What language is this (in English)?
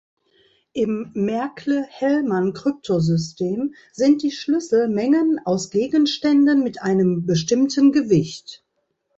German